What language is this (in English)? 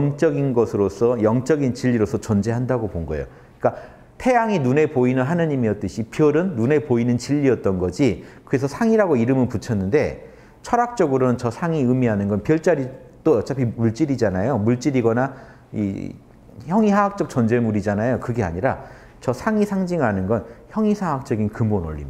Korean